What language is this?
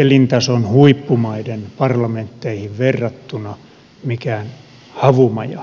Finnish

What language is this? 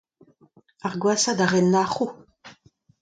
Breton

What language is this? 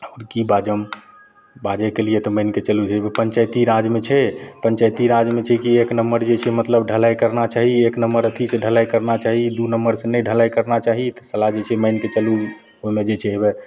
Maithili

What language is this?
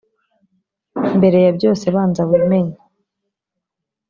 Kinyarwanda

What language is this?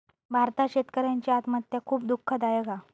Marathi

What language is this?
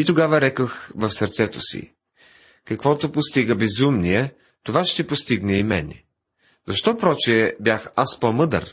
Bulgarian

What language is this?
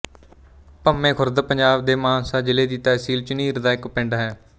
Punjabi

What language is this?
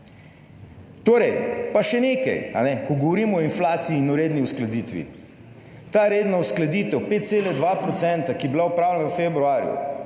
Slovenian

